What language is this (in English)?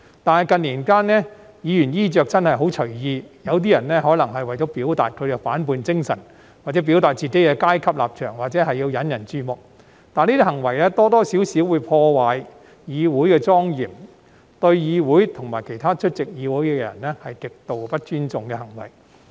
Cantonese